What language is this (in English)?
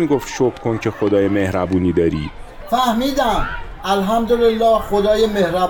Persian